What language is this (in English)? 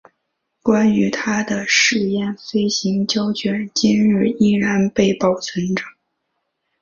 Chinese